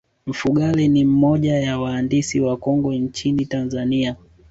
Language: Swahili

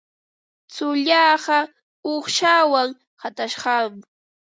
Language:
Ambo-Pasco Quechua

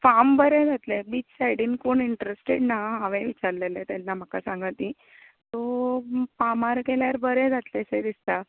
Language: Konkani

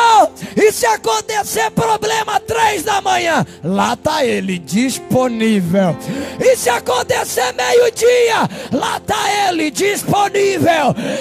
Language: Portuguese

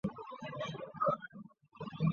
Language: Chinese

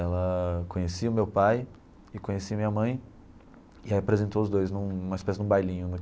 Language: Portuguese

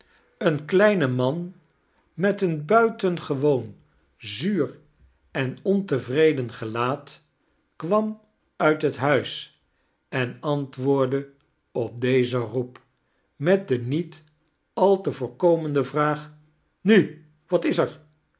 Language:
Dutch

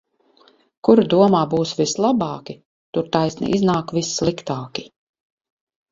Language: Latvian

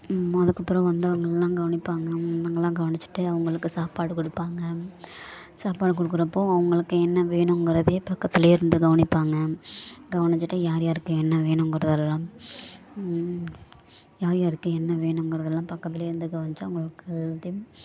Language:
Tamil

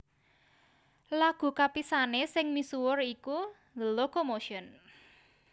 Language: Javanese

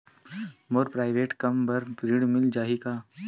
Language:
Chhattisgarhi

